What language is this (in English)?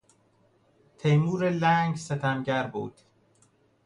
Persian